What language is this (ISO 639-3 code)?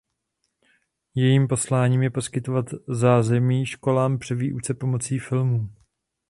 ces